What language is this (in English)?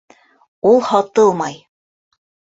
Bashkir